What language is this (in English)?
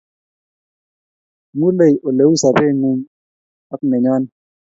Kalenjin